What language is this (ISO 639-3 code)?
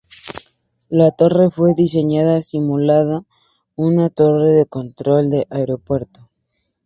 spa